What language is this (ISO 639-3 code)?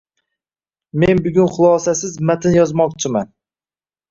uzb